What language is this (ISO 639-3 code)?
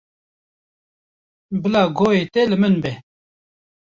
kur